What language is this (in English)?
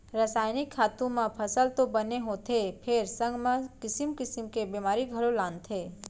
Chhattisgarhi